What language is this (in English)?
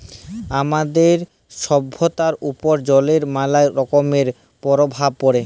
Bangla